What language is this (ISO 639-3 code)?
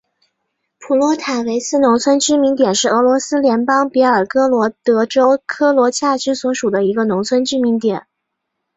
zho